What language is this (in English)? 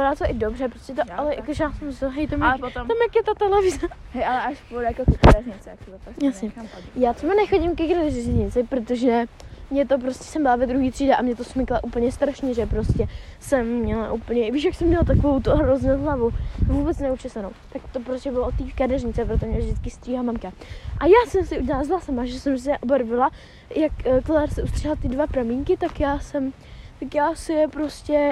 Czech